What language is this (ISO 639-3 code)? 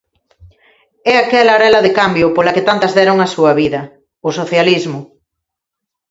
glg